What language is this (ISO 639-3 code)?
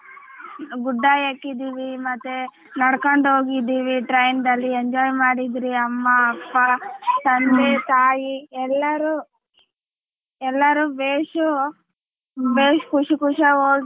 kan